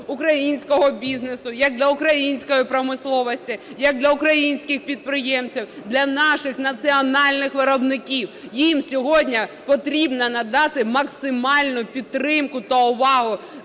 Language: Ukrainian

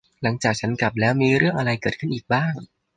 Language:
Thai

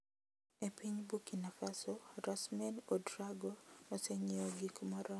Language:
Luo (Kenya and Tanzania)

